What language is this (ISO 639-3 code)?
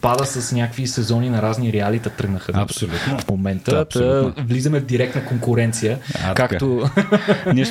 bul